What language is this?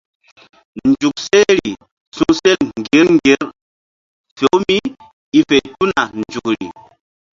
Mbum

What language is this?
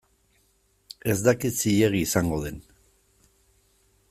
Basque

